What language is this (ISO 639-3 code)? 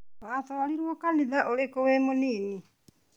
kik